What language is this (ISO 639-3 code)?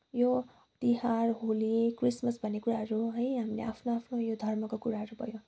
nep